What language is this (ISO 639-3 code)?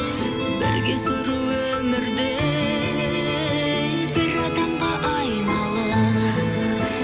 kaz